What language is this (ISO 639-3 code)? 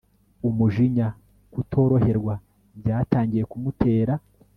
kin